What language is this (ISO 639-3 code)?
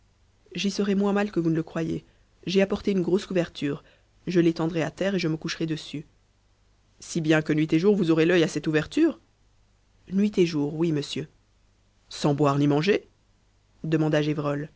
fra